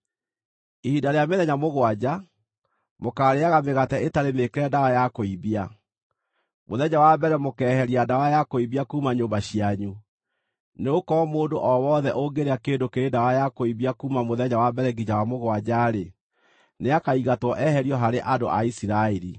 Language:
Kikuyu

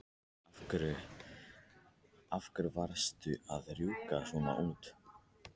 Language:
Icelandic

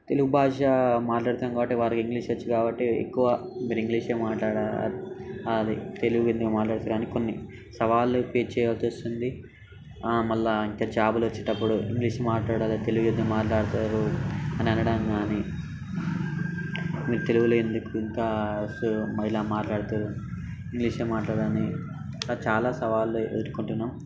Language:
Telugu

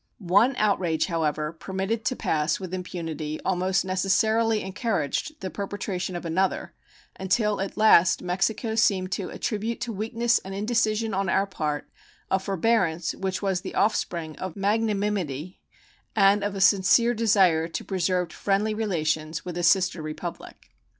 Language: English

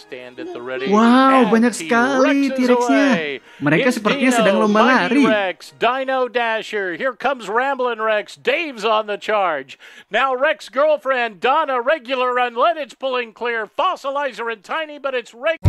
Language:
Indonesian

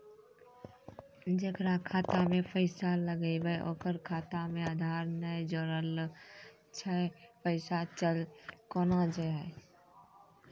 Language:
Maithili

